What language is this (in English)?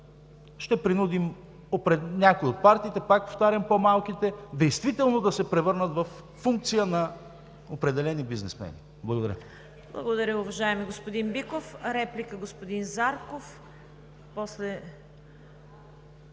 Bulgarian